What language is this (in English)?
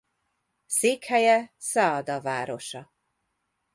Hungarian